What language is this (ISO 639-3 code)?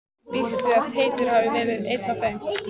isl